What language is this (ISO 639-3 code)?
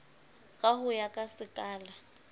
sot